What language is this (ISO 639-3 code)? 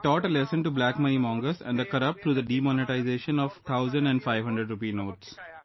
eng